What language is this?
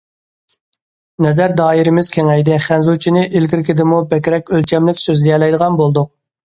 Uyghur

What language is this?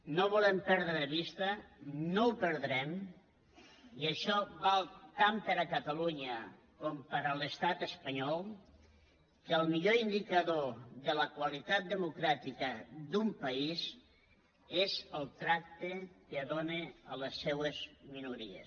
Catalan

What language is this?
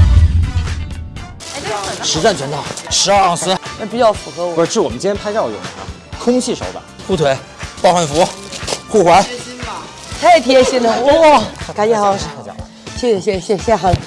Chinese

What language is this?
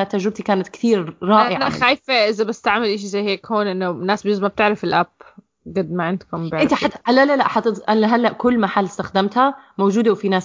Arabic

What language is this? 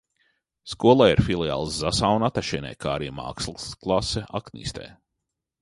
Latvian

